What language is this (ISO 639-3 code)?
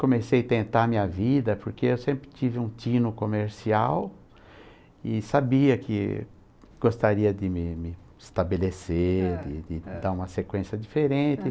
por